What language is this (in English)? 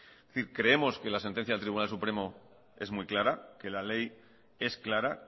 Spanish